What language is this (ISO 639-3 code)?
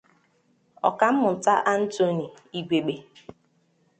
ibo